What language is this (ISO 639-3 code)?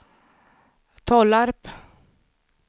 swe